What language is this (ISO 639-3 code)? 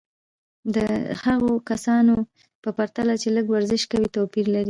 pus